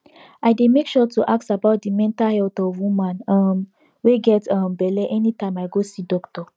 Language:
Nigerian Pidgin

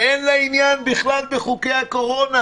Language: Hebrew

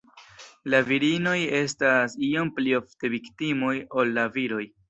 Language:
Esperanto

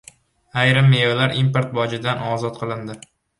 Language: Uzbek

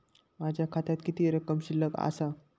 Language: Marathi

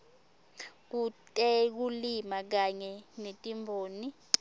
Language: Swati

